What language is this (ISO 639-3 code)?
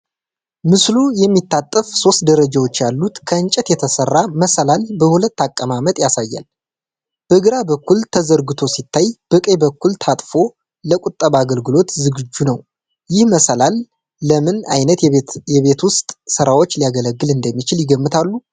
amh